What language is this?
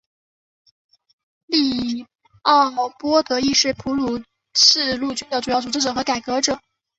Chinese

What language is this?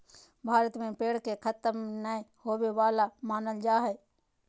Magahi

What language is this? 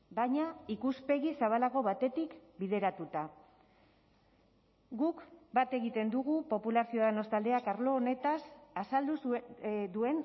Basque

